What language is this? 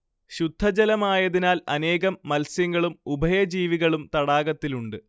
Malayalam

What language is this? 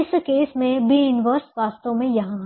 Hindi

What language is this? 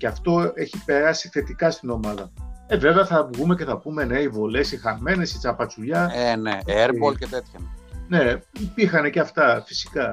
Greek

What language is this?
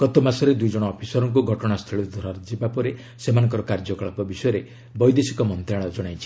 Odia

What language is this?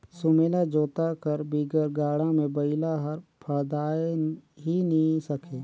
Chhattisgarhi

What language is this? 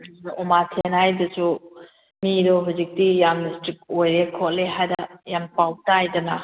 Manipuri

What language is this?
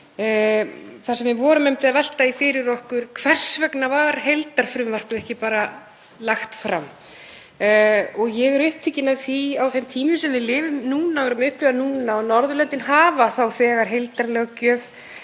Icelandic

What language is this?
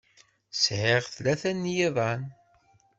Kabyle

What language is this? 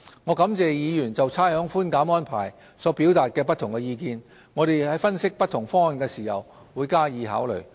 Cantonese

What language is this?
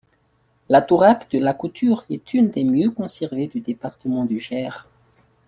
French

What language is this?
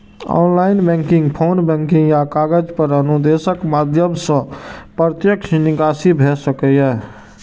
Maithili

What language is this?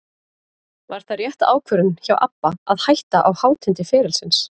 Icelandic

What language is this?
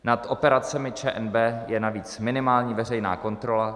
Czech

